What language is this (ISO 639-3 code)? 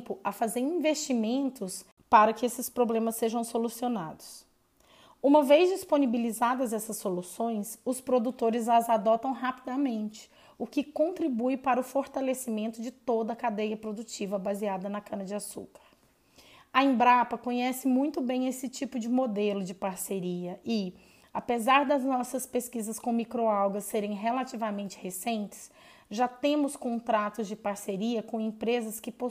por